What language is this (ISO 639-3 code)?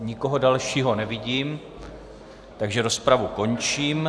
ces